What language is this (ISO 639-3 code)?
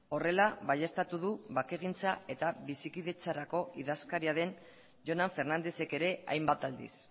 eus